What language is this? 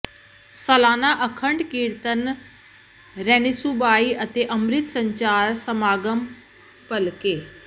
Punjabi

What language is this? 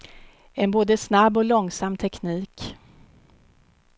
Swedish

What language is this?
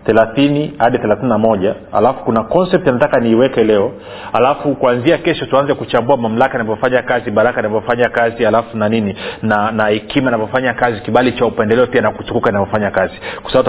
Swahili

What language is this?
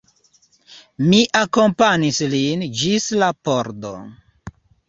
Esperanto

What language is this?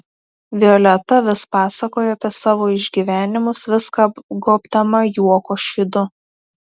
Lithuanian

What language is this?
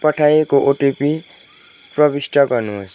Nepali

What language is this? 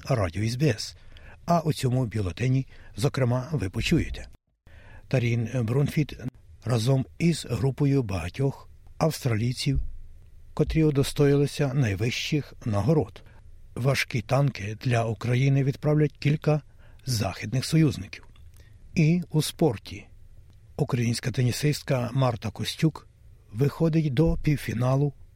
Ukrainian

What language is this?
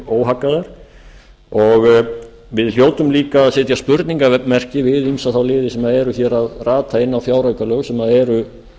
Icelandic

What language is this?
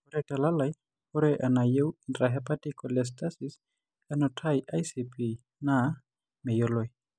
Masai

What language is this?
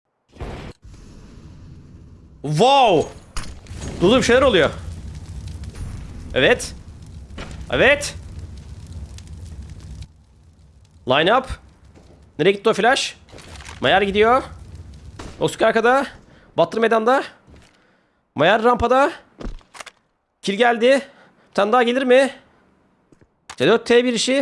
Turkish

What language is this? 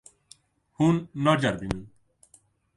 Kurdish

